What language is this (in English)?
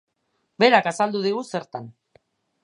Basque